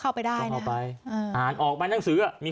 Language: Thai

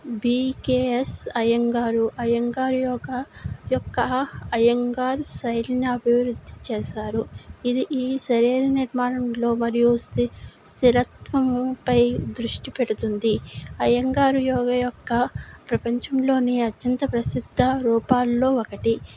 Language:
Telugu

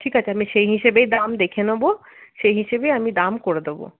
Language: Bangla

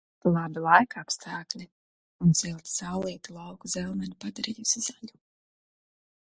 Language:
Latvian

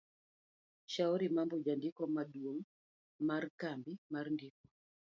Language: Luo (Kenya and Tanzania)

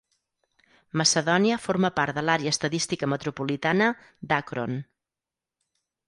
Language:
Catalan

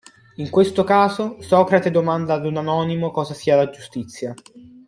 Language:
Italian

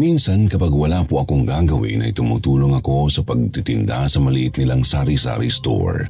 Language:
Filipino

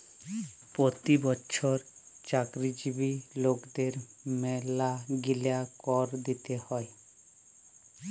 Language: Bangla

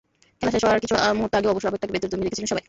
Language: Bangla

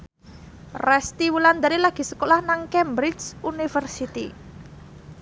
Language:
Javanese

